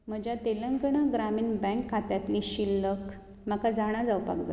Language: Konkani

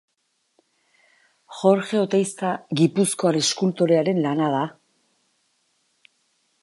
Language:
Basque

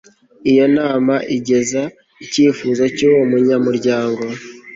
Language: Kinyarwanda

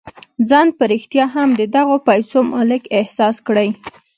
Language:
Pashto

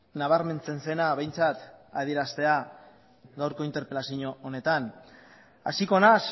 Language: Basque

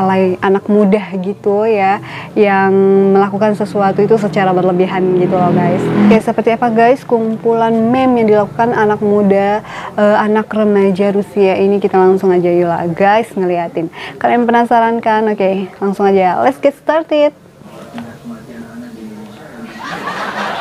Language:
Indonesian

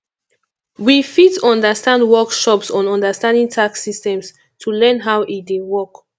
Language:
Nigerian Pidgin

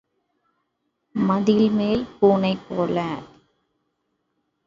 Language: Tamil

